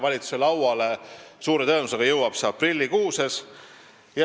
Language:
Estonian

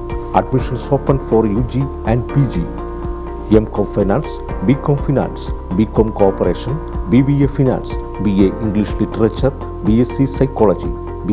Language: Hindi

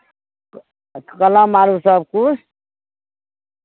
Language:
Maithili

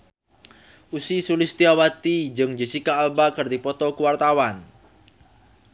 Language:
Sundanese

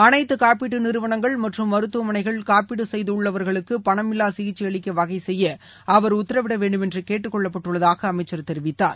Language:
Tamil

